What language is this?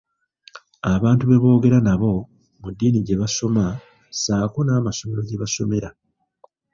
Ganda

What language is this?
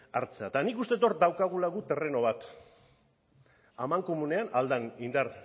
Basque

